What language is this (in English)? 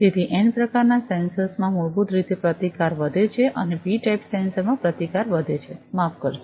Gujarati